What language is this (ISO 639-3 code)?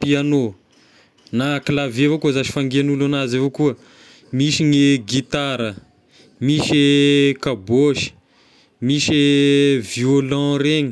tkg